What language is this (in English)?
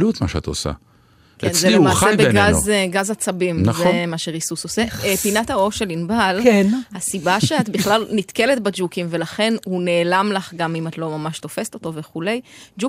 Hebrew